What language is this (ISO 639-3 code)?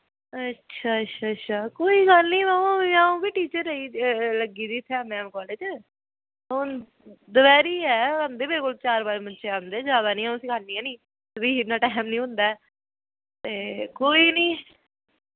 doi